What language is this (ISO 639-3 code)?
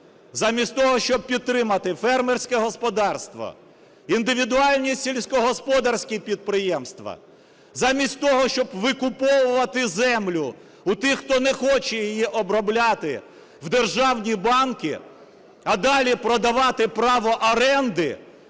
ukr